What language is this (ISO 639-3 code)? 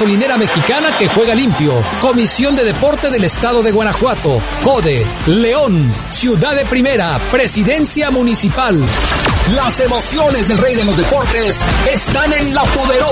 spa